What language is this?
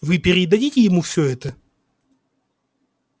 Russian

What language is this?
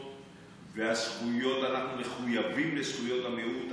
Hebrew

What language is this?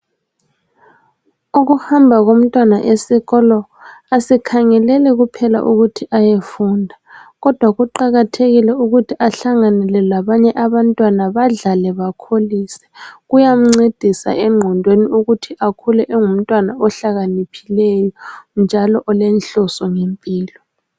North Ndebele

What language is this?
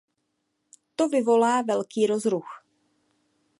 Czech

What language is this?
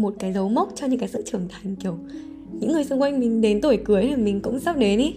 Vietnamese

